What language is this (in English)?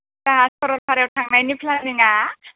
Bodo